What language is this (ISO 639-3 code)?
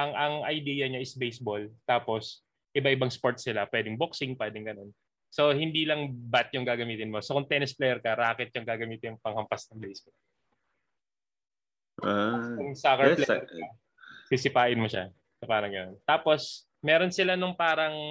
fil